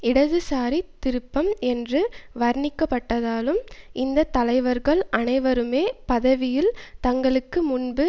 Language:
Tamil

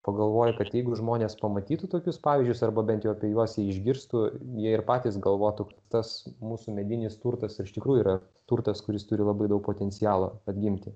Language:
Lithuanian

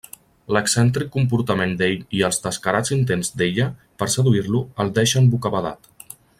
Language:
Catalan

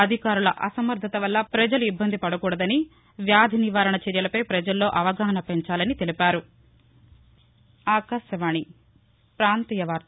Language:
Telugu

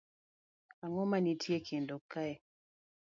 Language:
Luo (Kenya and Tanzania)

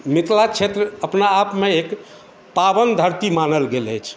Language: Maithili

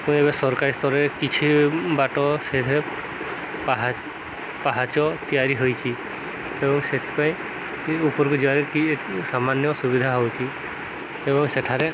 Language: Odia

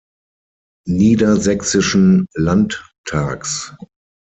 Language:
German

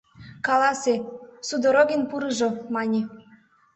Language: Mari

